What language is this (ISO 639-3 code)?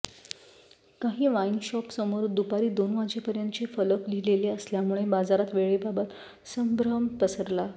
mar